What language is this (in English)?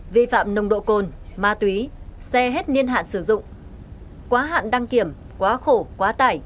Vietnamese